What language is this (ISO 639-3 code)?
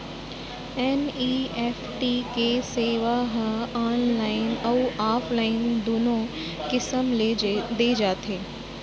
hne